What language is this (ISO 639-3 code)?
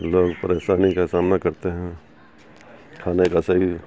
urd